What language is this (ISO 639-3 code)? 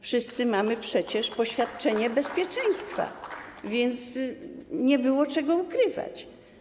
pol